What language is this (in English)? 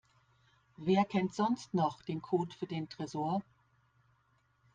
German